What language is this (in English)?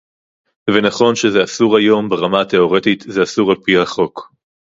Hebrew